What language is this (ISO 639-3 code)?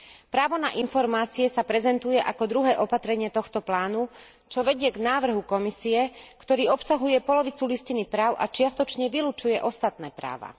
slk